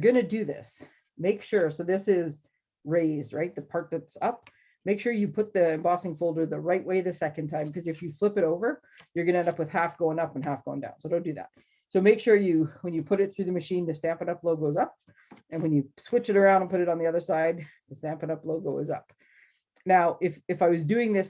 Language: English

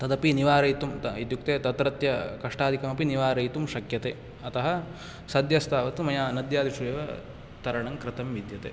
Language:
Sanskrit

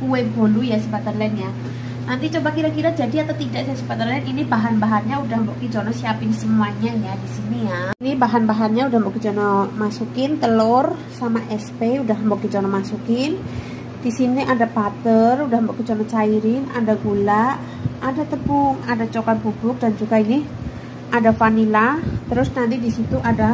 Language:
Indonesian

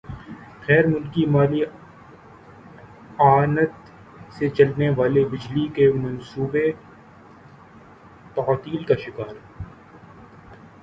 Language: Urdu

